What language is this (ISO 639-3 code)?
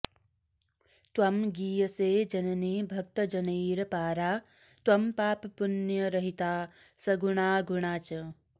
san